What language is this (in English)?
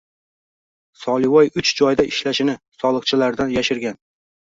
Uzbek